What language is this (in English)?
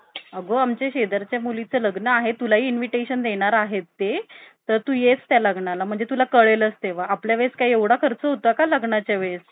Marathi